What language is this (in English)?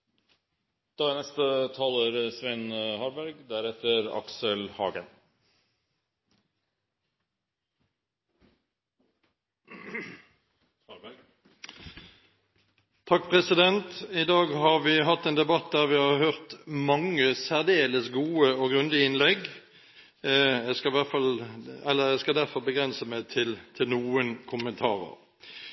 Norwegian Bokmål